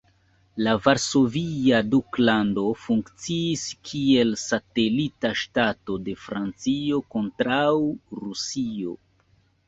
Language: Esperanto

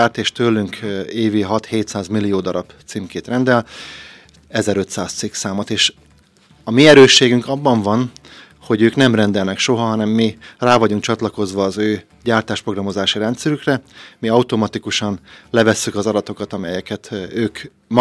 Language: Hungarian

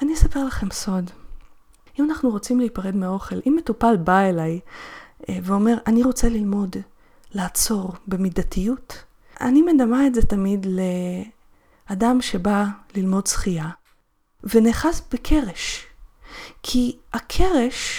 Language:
Hebrew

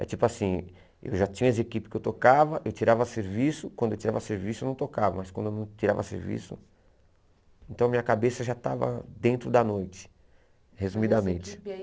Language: Portuguese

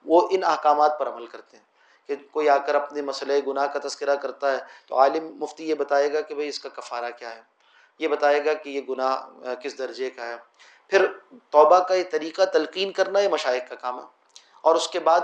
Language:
Urdu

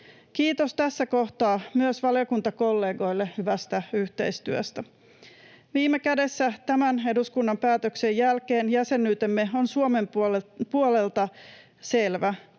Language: Finnish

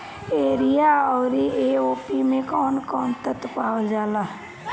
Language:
Bhojpuri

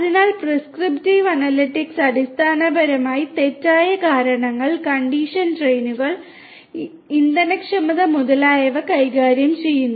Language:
Malayalam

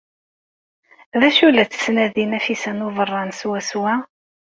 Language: Kabyle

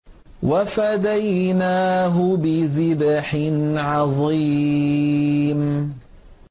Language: Arabic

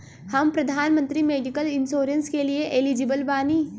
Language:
Bhojpuri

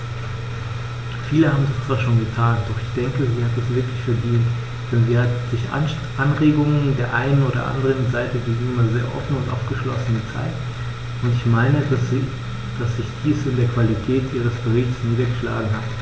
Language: German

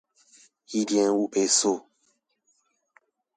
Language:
Chinese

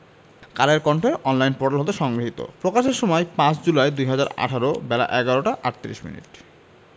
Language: Bangla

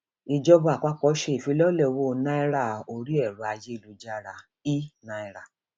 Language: Yoruba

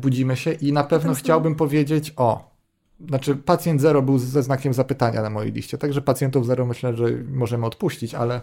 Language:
Polish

